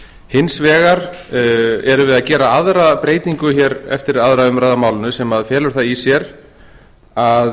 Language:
Icelandic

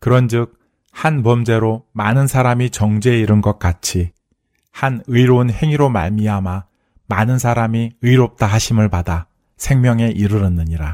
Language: Korean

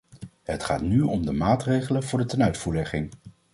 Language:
Dutch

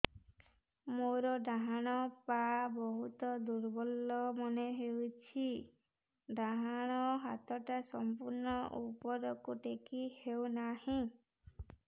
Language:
Odia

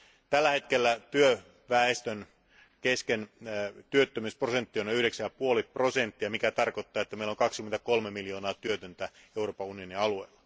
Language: Finnish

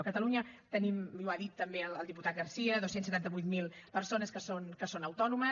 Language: Catalan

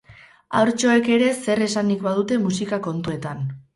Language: Basque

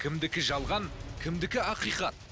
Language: Kazakh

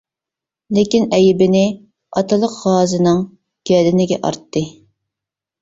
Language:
Uyghur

